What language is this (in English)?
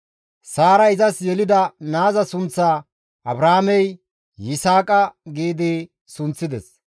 Gamo